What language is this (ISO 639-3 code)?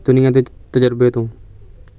pan